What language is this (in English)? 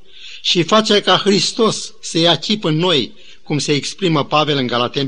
Romanian